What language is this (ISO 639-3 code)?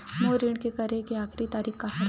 hne